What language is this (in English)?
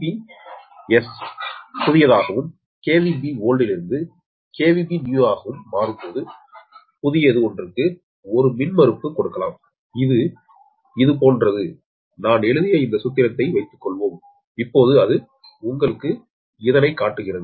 Tamil